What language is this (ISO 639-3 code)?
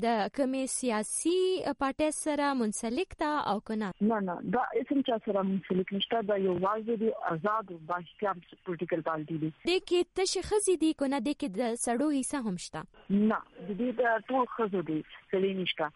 urd